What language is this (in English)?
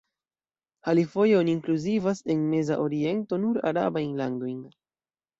Esperanto